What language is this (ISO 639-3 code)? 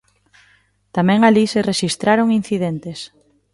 glg